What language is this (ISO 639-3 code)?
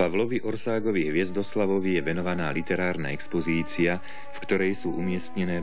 ces